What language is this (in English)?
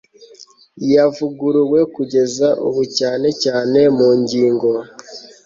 Kinyarwanda